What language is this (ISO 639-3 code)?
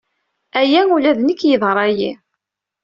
kab